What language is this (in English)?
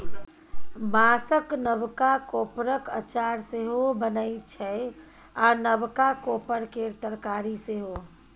Maithili